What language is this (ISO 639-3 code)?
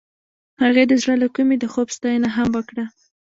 pus